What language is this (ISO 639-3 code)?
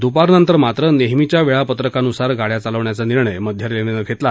mar